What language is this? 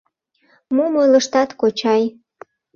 Mari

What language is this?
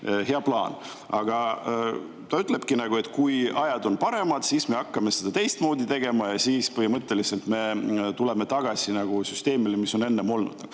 Estonian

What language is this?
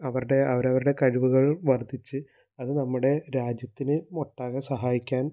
Malayalam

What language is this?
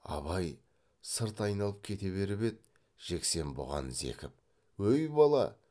Kazakh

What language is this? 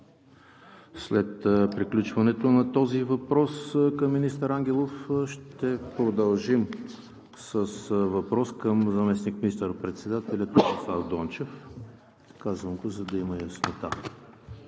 Bulgarian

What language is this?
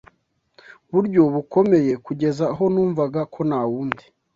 Kinyarwanda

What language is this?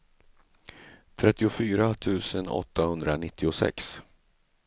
Swedish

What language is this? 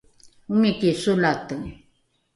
Rukai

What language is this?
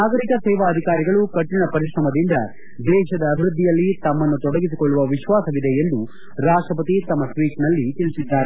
Kannada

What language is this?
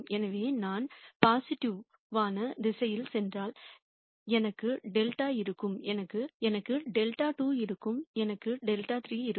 Tamil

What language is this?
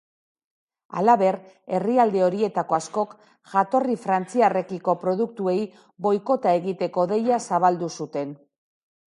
Basque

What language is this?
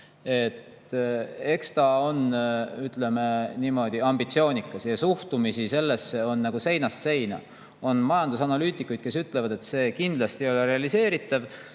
Estonian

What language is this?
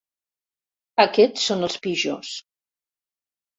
Catalan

